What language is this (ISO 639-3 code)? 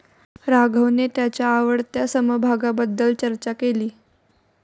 mar